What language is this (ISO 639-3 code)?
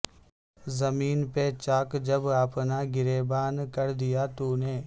urd